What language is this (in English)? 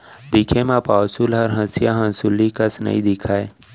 Chhattisgarhi